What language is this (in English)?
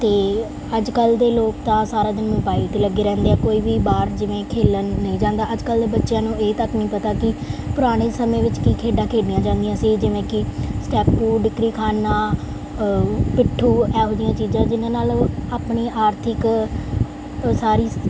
Punjabi